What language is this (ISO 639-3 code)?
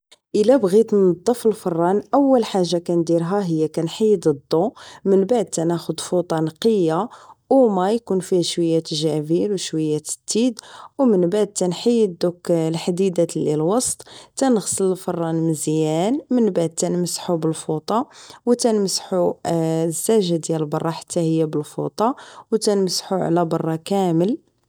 ary